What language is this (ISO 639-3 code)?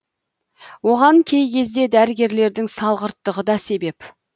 kaz